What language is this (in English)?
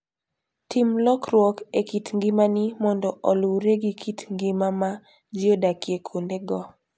Luo (Kenya and Tanzania)